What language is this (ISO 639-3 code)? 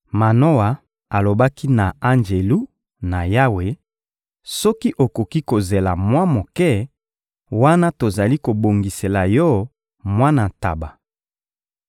lin